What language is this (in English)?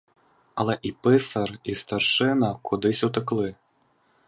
Ukrainian